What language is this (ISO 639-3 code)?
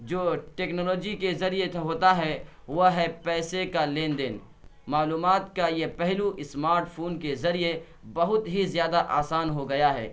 urd